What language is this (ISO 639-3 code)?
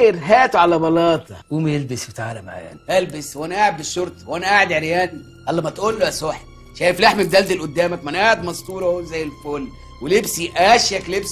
ara